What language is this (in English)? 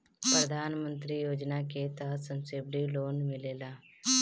Bhojpuri